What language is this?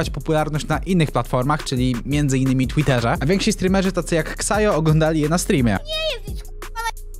Polish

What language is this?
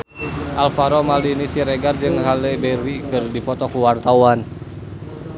Sundanese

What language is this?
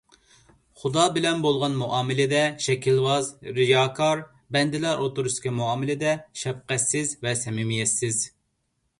Uyghur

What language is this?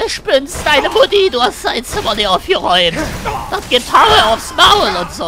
German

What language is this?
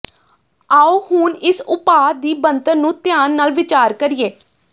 Punjabi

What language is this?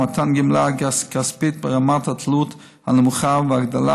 Hebrew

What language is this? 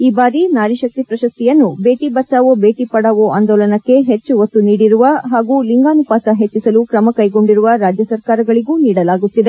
Kannada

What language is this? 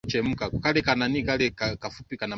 Swahili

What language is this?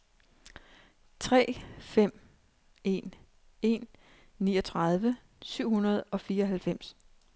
Danish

